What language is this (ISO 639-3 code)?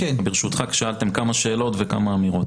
heb